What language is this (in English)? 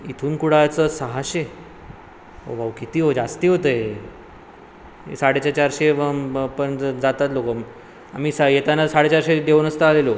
Marathi